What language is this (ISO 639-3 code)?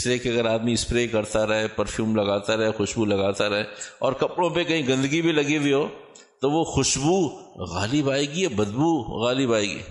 urd